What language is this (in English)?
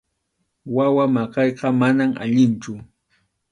Arequipa-La Unión Quechua